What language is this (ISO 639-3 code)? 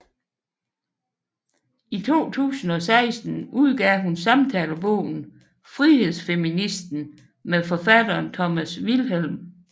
dan